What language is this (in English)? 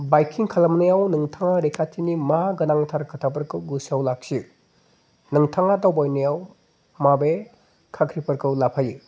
Bodo